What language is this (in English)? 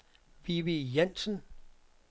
Danish